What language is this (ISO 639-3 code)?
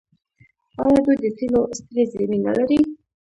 pus